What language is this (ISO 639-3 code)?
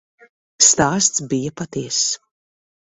lav